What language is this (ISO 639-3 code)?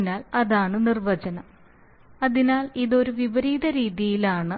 mal